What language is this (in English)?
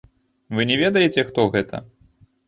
Belarusian